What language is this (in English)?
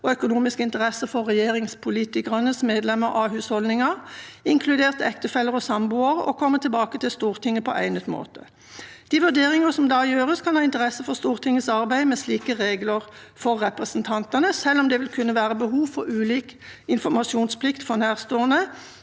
Norwegian